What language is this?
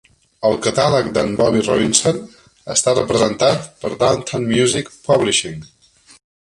Catalan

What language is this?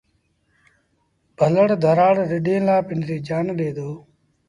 Sindhi Bhil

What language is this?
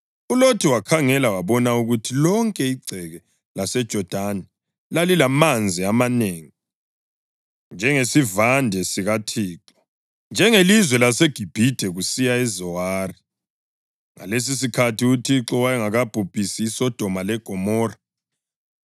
North Ndebele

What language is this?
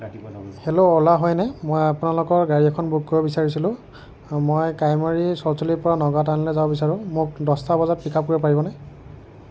Assamese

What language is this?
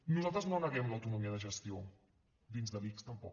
Catalan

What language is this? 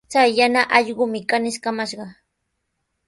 Sihuas Ancash Quechua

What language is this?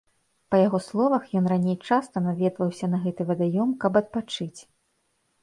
Belarusian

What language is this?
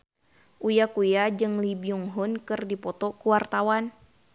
Sundanese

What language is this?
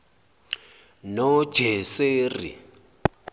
Zulu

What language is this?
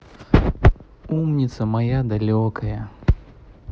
Russian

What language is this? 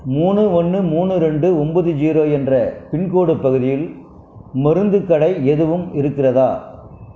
Tamil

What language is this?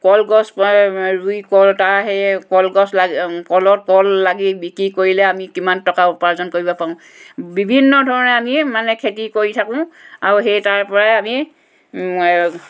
Assamese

